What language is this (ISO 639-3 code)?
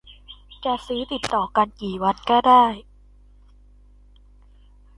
tha